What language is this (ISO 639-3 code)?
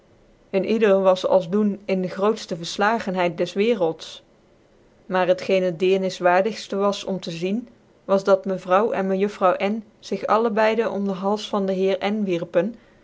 nld